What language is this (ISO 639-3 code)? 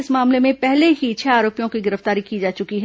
hin